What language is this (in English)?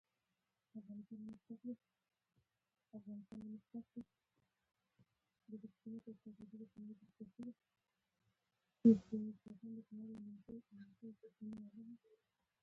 Pashto